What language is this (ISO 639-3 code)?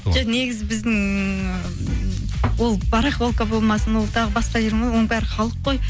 kaz